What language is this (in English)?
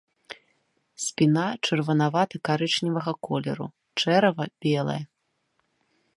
Belarusian